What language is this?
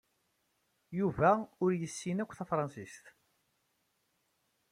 Kabyle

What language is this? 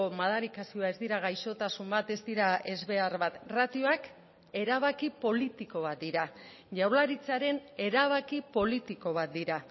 Basque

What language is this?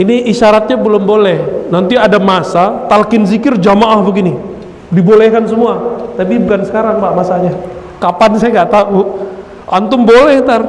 Indonesian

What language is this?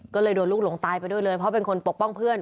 Thai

